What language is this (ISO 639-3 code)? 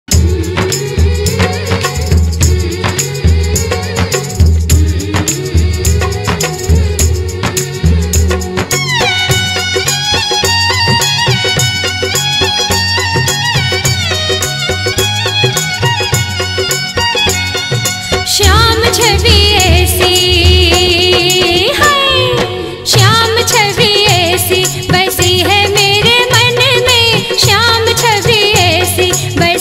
tur